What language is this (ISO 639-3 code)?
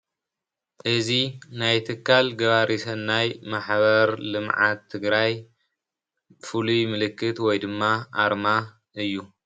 tir